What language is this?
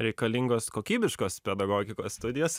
Lithuanian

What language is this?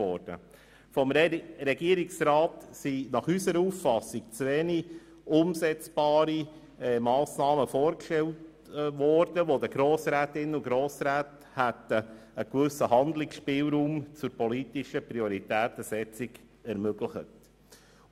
Swiss German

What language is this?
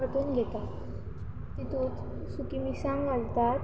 Konkani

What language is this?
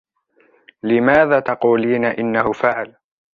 Arabic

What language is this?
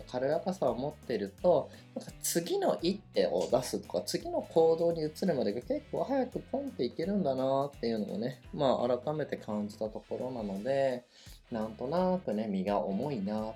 Japanese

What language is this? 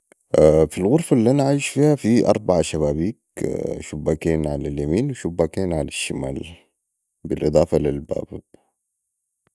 Sudanese Arabic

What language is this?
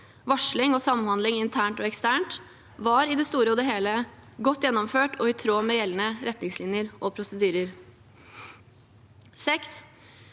Norwegian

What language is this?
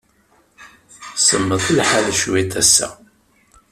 Kabyle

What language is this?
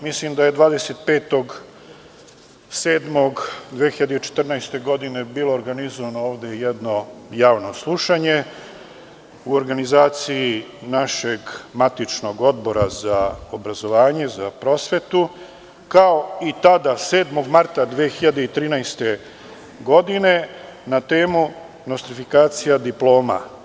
Serbian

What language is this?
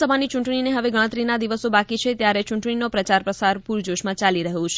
Gujarati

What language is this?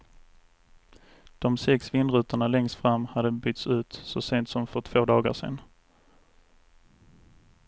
Swedish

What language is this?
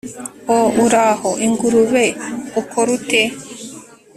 Kinyarwanda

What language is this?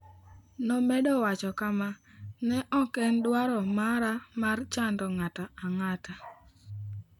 Luo (Kenya and Tanzania)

